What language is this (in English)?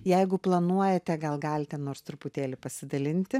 Lithuanian